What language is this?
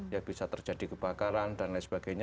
Indonesian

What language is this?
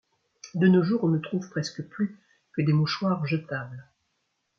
French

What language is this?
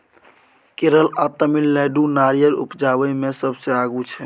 Maithili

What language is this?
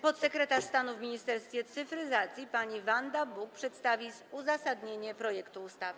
Polish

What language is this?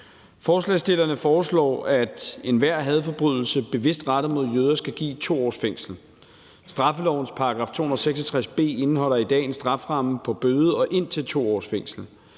Danish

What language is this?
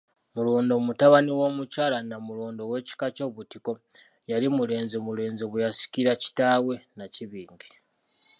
Ganda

